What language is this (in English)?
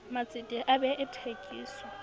Southern Sotho